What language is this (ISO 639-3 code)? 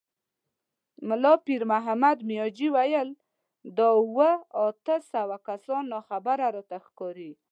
pus